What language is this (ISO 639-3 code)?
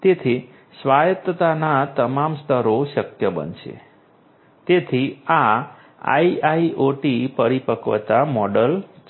guj